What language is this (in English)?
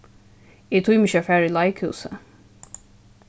Faroese